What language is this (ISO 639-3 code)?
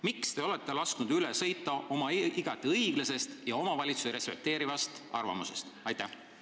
est